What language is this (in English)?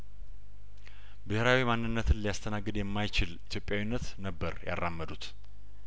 Amharic